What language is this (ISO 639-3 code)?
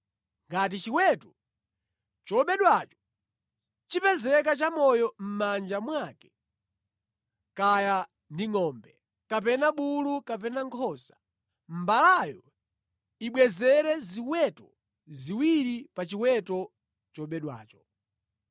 nya